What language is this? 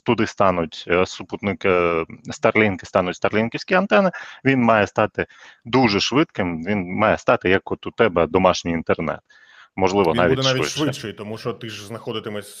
Ukrainian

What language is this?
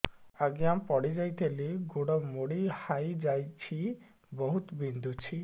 Odia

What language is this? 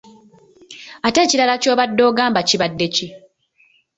Ganda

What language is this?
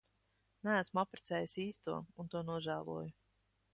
Latvian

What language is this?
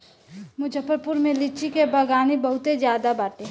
Bhojpuri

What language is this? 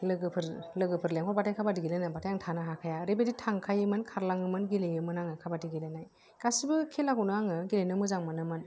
Bodo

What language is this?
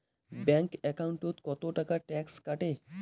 Bangla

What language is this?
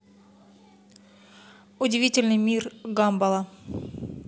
Russian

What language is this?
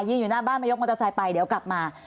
Thai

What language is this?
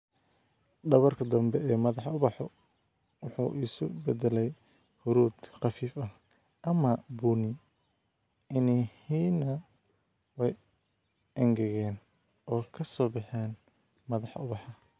Somali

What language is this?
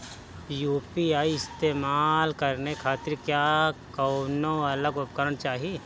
Bhojpuri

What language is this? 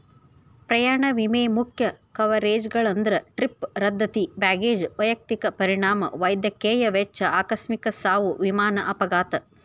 Kannada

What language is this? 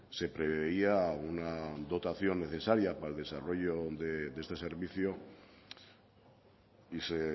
Spanish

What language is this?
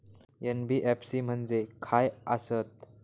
Marathi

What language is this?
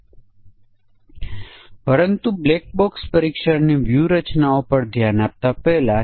Gujarati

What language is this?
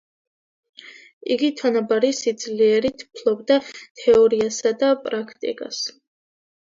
Georgian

